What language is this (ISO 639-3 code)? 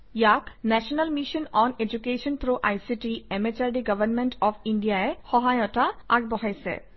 asm